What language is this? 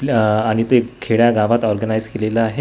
Marathi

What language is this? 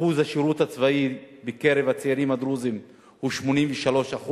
Hebrew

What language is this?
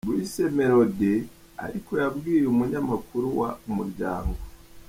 Kinyarwanda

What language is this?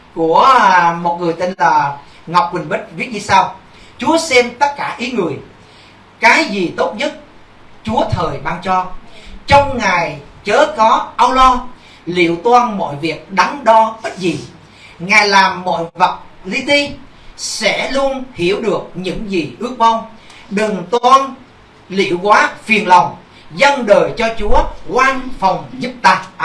Vietnamese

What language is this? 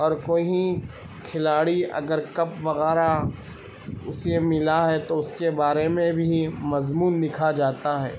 Urdu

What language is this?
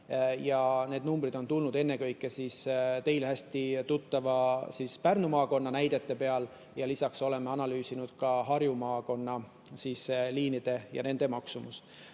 Estonian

